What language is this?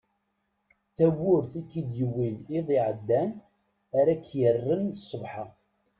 Kabyle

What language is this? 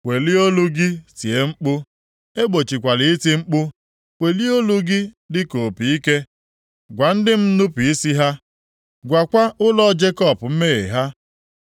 Igbo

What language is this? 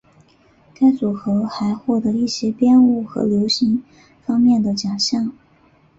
Chinese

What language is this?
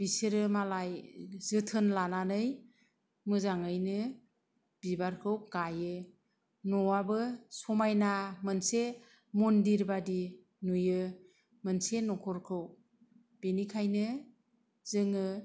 Bodo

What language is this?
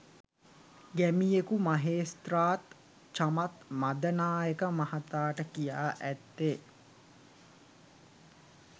Sinhala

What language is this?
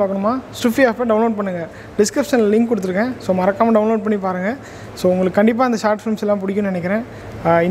Romanian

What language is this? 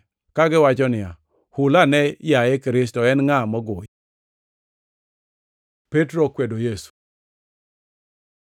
Luo (Kenya and Tanzania)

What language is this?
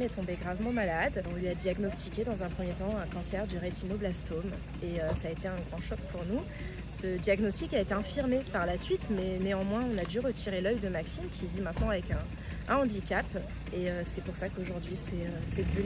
French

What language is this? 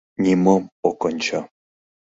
Mari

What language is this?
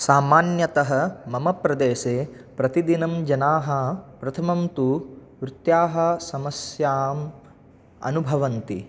Sanskrit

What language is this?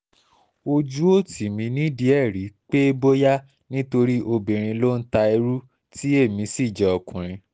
Yoruba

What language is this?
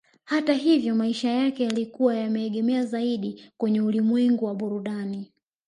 Swahili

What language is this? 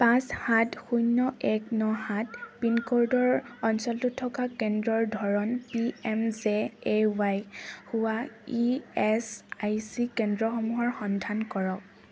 Assamese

